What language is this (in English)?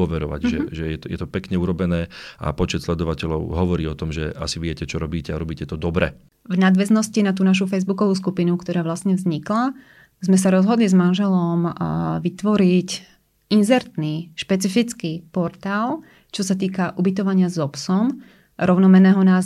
Slovak